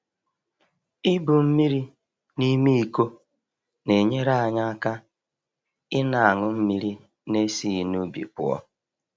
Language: Igbo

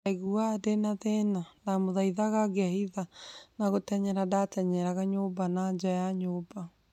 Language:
Kikuyu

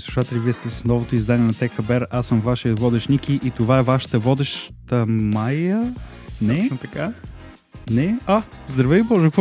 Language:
Bulgarian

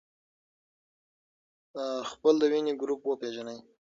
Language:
Pashto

